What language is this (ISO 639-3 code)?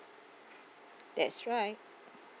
eng